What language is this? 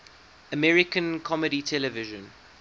English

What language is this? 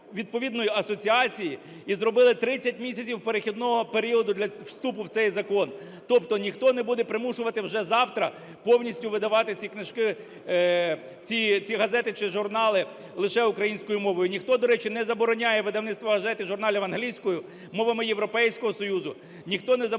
Ukrainian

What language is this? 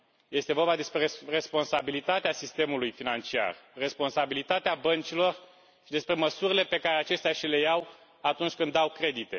Romanian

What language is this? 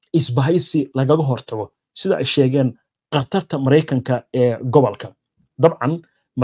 Arabic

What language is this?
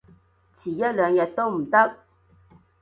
Cantonese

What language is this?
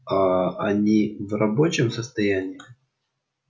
Russian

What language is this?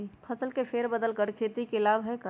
Magahi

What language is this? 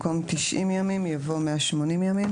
Hebrew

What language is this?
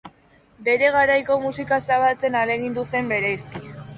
Basque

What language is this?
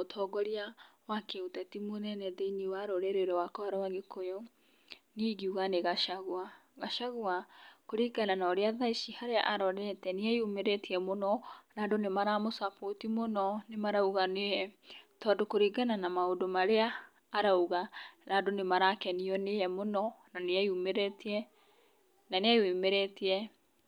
Kikuyu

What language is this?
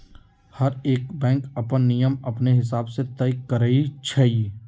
Magahi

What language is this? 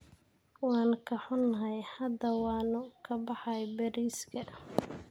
Somali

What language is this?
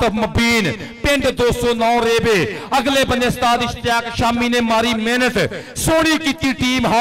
Punjabi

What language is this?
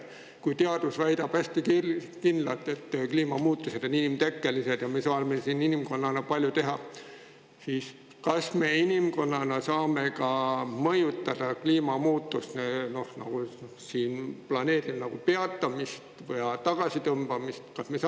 Estonian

